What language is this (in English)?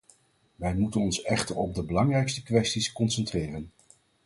Dutch